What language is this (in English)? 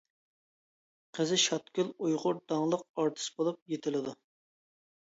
Uyghur